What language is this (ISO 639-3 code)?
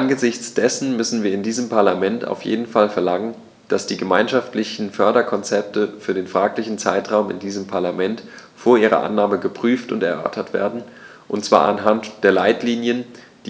deu